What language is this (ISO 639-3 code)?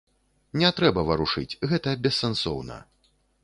bel